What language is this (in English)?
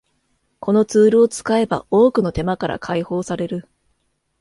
Japanese